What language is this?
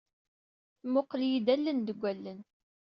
Kabyle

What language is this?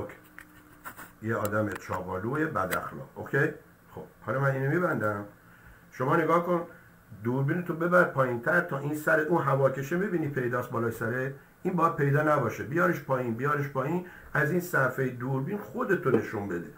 Persian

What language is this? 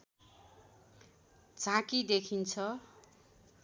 Nepali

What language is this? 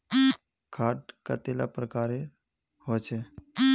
Magahi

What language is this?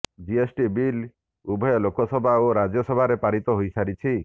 Odia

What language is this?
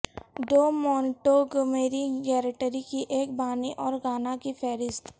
Urdu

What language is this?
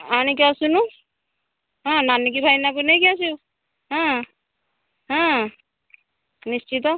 Odia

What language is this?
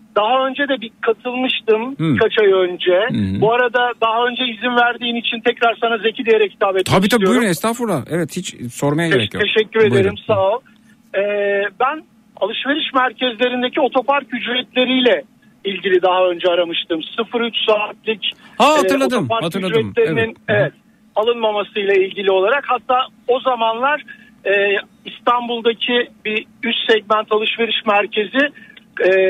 Turkish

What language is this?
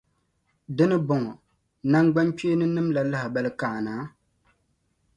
Dagbani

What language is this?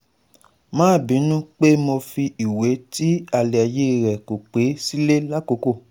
Yoruba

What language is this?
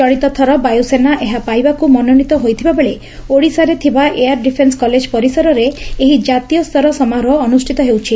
Odia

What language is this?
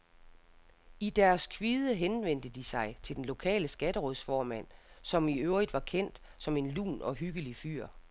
Danish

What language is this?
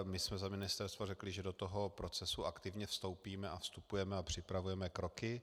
Czech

